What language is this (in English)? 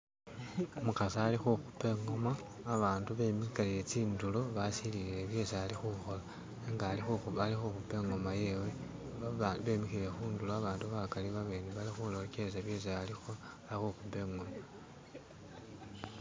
Masaaba